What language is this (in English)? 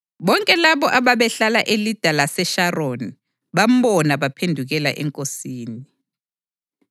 North Ndebele